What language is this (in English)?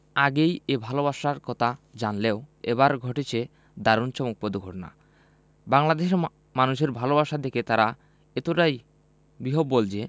Bangla